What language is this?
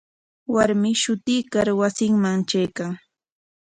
Corongo Ancash Quechua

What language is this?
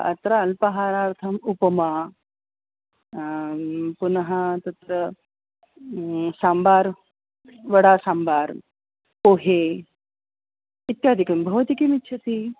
Sanskrit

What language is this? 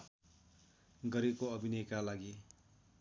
Nepali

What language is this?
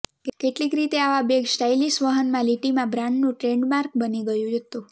Gujarati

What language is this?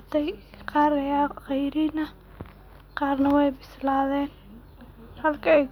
Somali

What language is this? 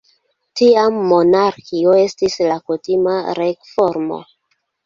Esperanto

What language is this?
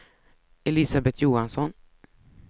Swedish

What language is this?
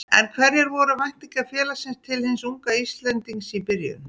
Icelandic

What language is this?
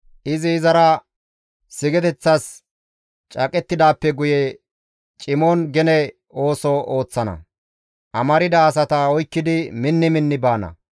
Gamo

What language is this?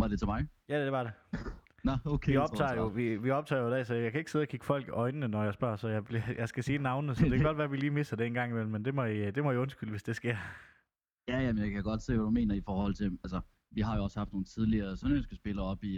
Danish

